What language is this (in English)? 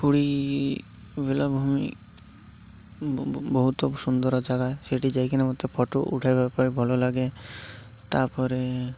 Odia